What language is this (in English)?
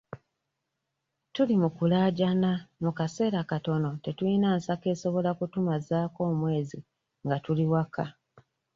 Ganda